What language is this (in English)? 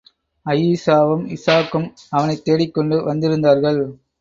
Tamil